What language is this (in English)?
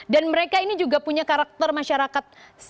Indonesian